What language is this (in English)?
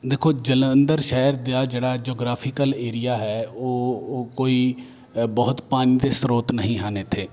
Punjabi